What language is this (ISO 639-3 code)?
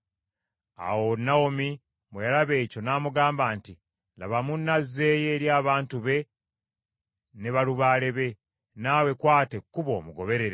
lug